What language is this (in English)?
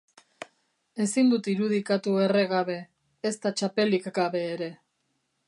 Basque